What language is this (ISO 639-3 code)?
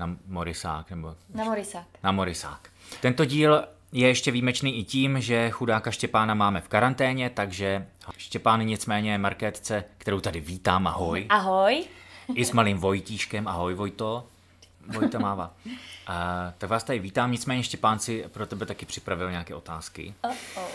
ces